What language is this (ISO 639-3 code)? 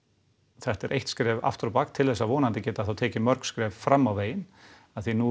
isl